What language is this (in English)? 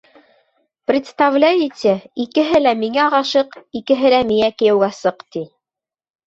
Bashkir